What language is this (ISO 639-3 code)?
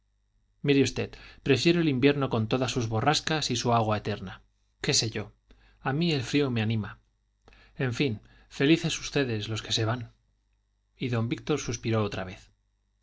spa